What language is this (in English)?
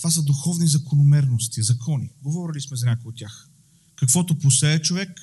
Bulgarian